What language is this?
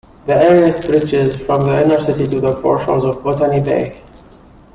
English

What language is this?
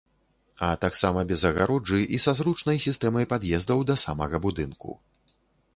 Belarusian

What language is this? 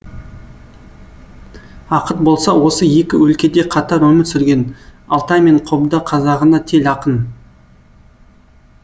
Kazakh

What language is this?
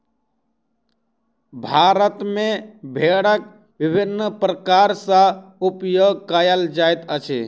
Maithili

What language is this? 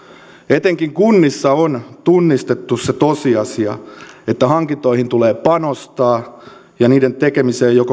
Finnish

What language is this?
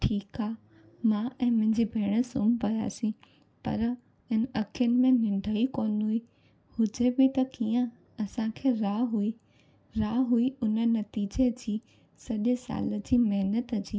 Sindhi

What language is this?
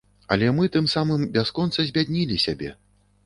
Belarusian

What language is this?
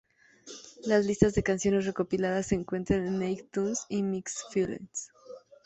Spanish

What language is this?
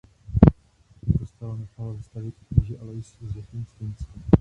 Czech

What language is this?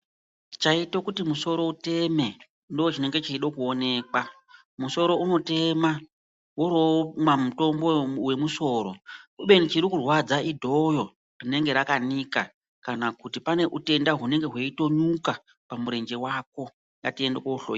Ndau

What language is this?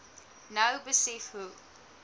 Afrikaans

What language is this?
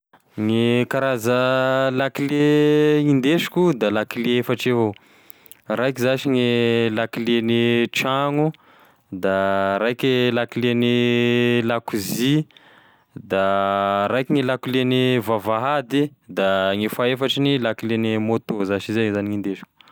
Tesaka Malagasy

